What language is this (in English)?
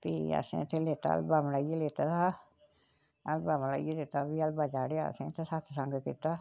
Dogri